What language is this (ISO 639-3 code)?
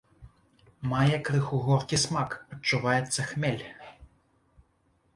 bel